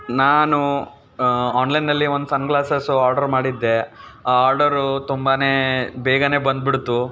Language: Kannada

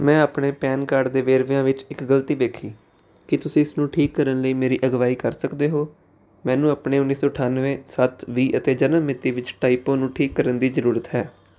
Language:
Punjabi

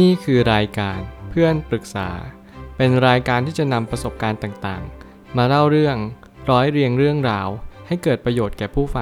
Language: Thai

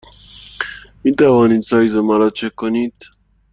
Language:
Persian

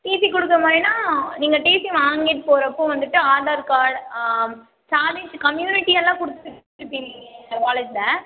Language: Tamil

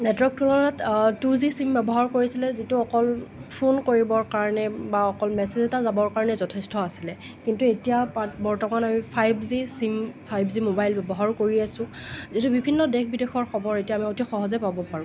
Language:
Assamese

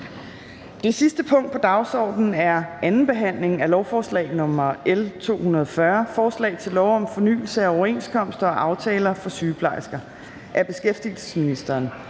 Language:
Danish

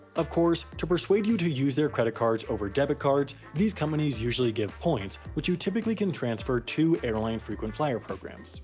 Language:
English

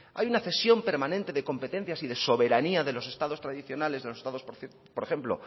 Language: Spanish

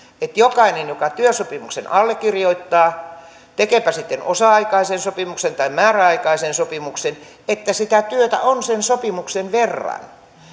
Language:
Finnish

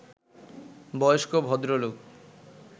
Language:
Bangla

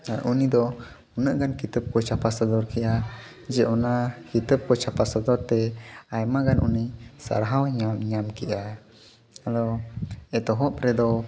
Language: Santali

